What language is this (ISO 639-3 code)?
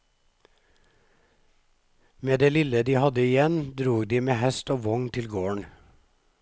nor